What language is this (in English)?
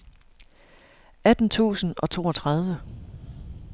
Danish